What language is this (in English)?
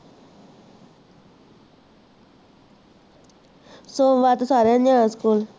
Punjabi